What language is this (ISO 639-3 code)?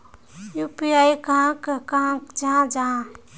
mag